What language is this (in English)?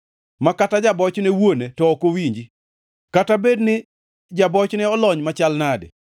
Luo (Kenya and Tanzania)